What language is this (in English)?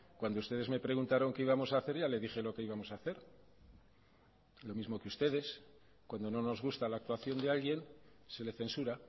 Spanish